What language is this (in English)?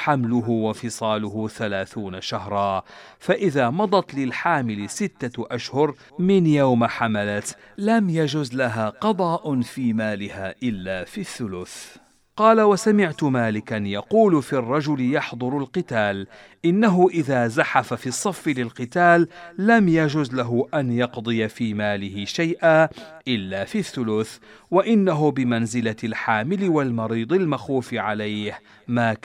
Arabic